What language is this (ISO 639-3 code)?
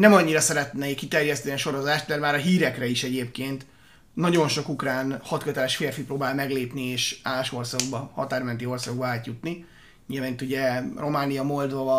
hun